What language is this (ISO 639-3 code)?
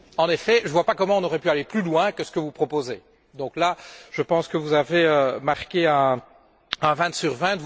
fra